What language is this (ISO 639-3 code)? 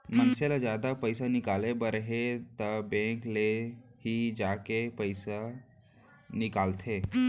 hne